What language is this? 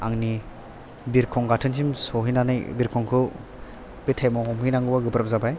Bodo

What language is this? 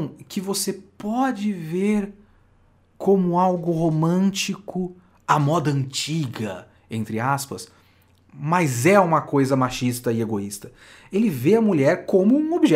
Portuguese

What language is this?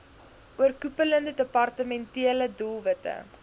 Afrikaans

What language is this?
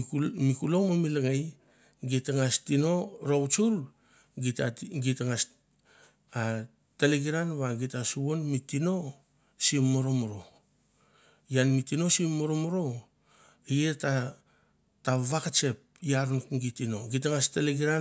Mandara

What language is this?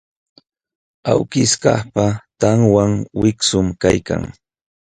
Jauja Wanca Quechua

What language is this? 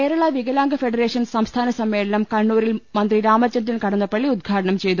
Malayalam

